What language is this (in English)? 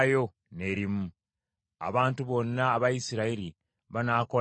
Ganda